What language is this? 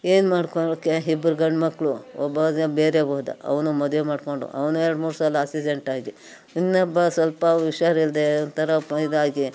Kannada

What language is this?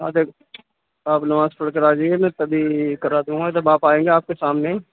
Urdu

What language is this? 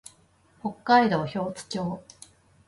Japanese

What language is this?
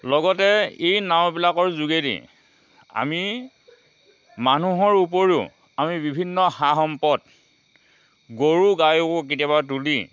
Assamese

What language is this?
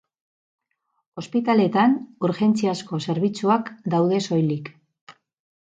Basque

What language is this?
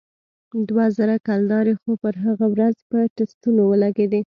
Pashto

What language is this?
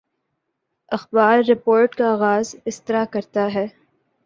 Urdu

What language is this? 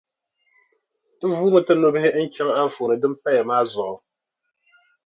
Dagbani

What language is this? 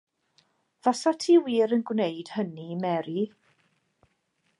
Welsh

